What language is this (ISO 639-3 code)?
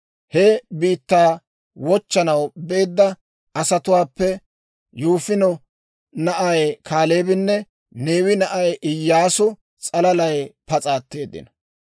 dwr